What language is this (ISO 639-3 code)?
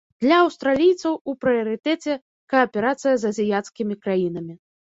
bel